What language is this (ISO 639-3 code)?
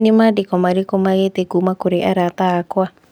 kik